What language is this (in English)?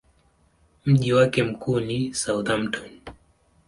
Swahili